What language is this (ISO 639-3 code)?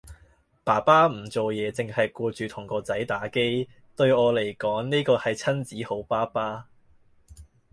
yue